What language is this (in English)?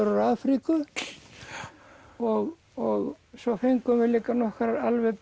Icelandic